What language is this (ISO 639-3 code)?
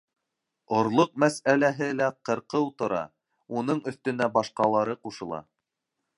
bak